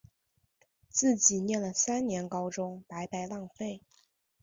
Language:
Chinese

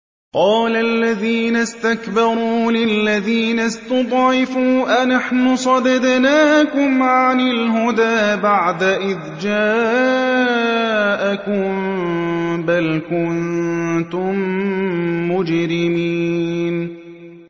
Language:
Arabic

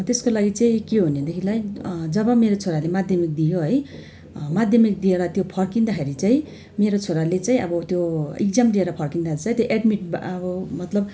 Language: Nepali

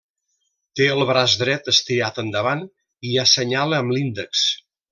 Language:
Catalan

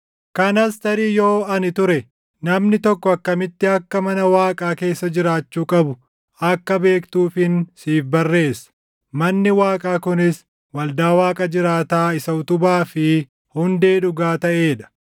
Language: Oromo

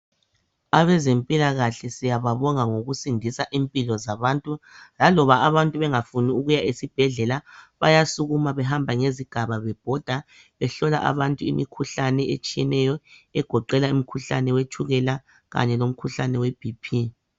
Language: North Ndebele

